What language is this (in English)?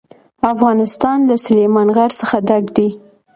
Pashto